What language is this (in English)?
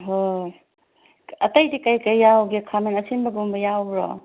Manipuri